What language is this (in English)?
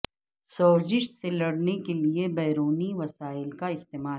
Urdu